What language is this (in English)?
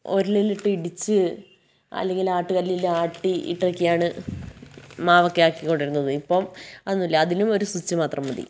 Malayalam